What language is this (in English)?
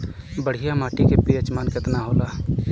Bhojpuri